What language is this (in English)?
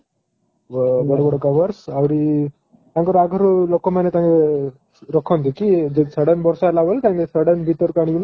Odia